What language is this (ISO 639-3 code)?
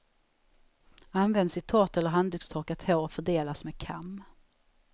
swe